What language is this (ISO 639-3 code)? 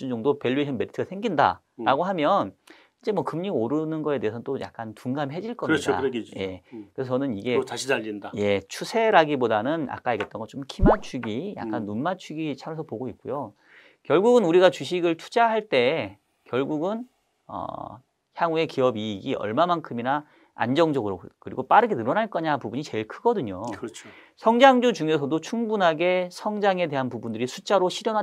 kor